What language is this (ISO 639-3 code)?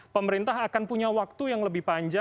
ind